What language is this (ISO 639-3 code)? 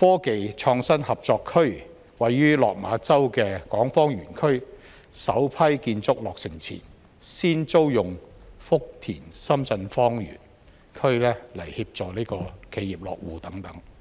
yue